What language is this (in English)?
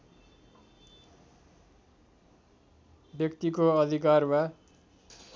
Nepali